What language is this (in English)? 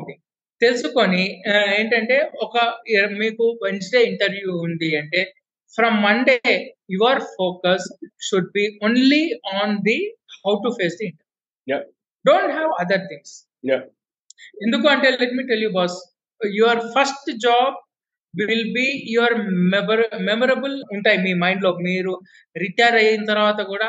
Telugu